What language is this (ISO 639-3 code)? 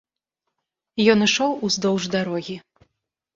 bel